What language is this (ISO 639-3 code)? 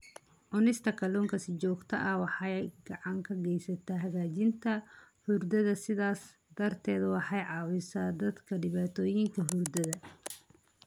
som